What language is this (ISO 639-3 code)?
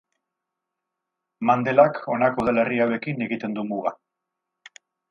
eus